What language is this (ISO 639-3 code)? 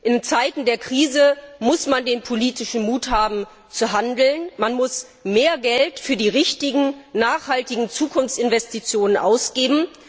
deu